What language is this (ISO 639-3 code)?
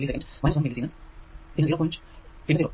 mal